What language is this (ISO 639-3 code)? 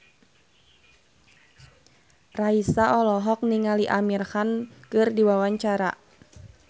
sun